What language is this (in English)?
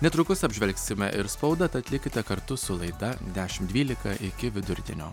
Lithuanian